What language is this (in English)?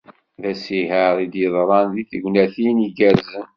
Kabyle